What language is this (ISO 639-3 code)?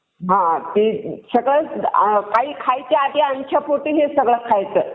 mar